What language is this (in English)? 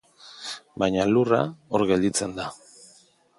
Basque